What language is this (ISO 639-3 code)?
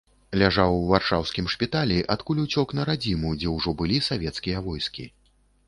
bel